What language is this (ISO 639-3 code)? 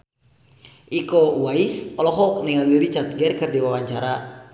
sun